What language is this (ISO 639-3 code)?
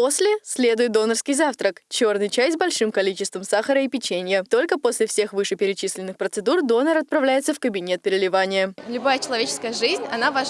rus